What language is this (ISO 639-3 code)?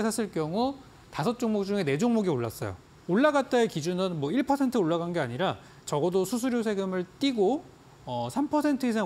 kor